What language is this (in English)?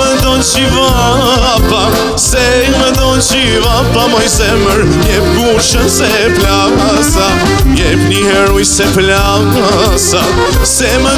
Romanian